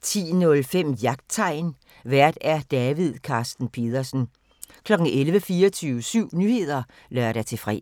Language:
Danish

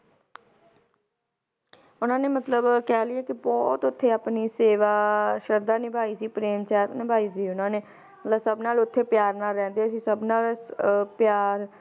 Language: Punjabi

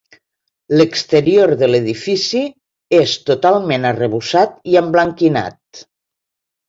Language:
Catalan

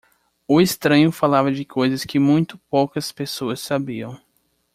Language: Portuguese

